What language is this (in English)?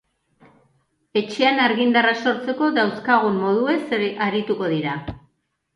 Basque